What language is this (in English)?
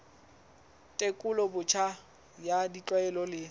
Southern Sotho